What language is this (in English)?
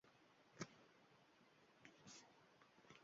Uzbek